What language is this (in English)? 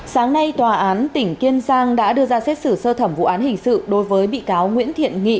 Vietnamese